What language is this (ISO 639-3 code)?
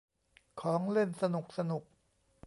tha